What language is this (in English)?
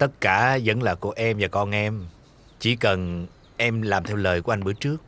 Vietnamese